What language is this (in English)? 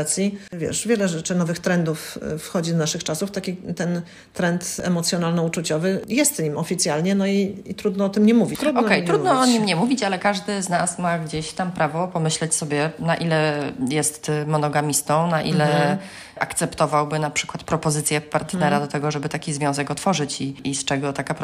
Polish